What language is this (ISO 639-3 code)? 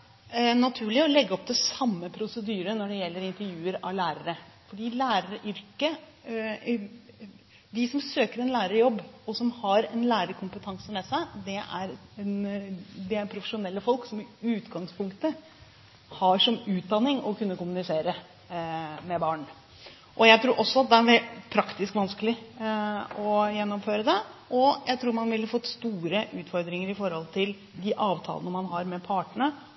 nob